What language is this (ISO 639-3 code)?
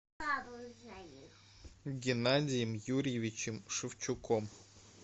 rus